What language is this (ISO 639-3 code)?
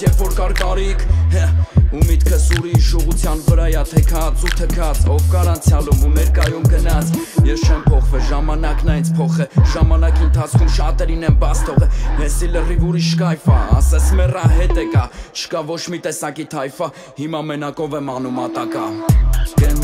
nld